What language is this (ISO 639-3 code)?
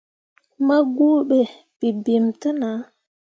mua